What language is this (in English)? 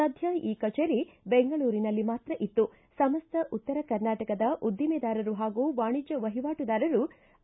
Kannada